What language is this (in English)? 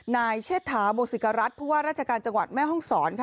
Thai